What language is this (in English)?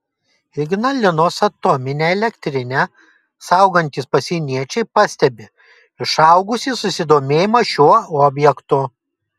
Lithuanian